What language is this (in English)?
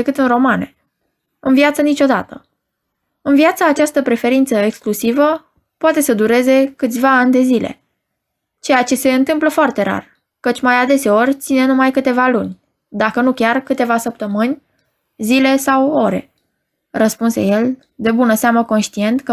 Romanian